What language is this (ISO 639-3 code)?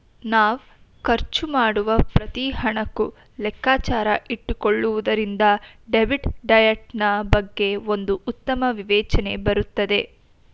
kan